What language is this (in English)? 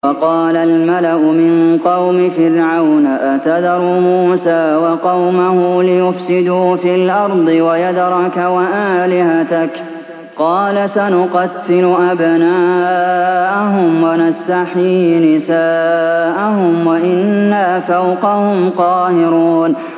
Arabic